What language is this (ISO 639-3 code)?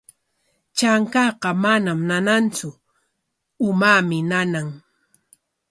qwa